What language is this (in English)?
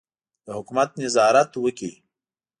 Pashto